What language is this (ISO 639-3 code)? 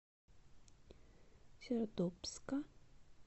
rus